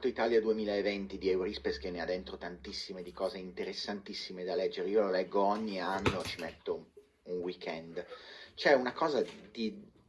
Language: Italian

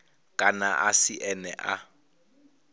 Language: Venda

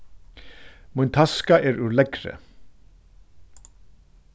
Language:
Faroese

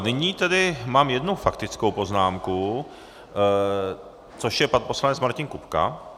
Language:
Czech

